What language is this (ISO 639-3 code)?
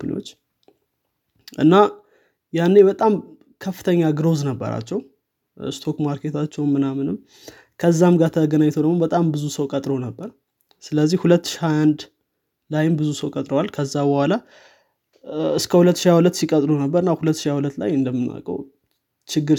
amh